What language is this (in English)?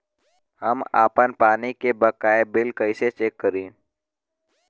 Bhojpuri